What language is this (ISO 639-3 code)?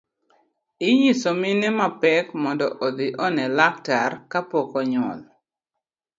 luo